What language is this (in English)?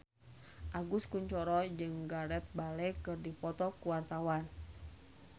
Sundanese